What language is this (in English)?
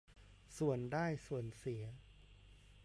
Thai